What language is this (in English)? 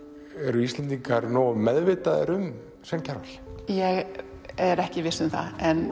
Icelandic